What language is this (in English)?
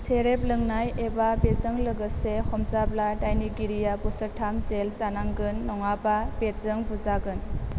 Bodo